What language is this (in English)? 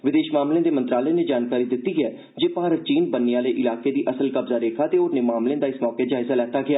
Dogri